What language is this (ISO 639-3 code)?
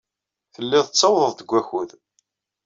kab